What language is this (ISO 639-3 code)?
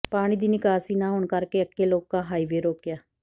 pan